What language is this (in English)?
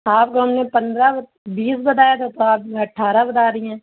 Urdu